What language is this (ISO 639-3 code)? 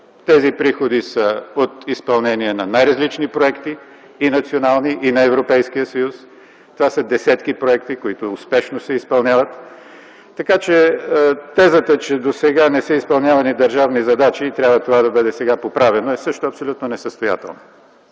bul